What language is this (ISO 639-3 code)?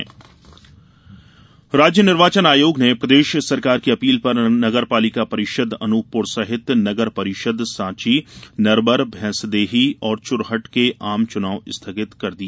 hin